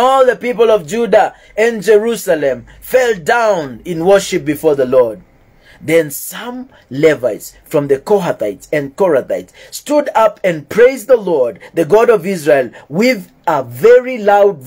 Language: English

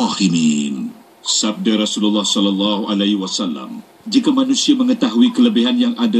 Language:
Malay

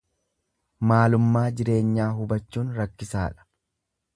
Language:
Oromo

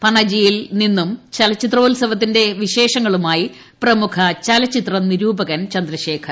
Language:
Malayalam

